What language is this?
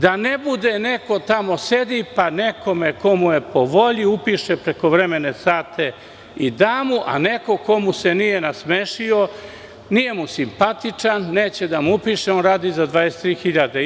Serbian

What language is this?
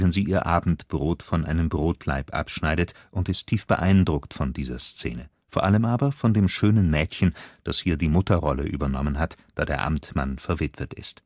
German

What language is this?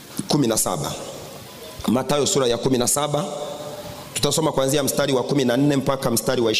Swahili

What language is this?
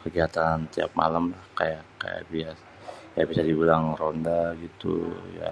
Betawi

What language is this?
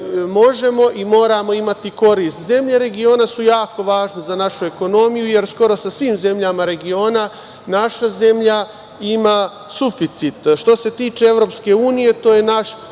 Serbian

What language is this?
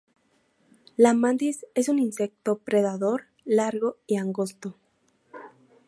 Spanish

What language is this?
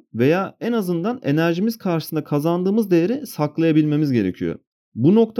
Turkish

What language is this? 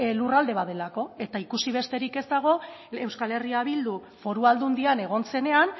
Basque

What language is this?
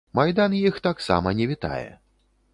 Belarusian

